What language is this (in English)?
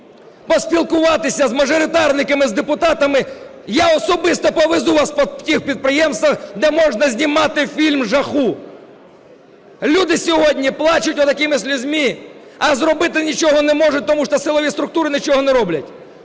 Ukrainian